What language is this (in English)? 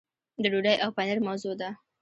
Pashto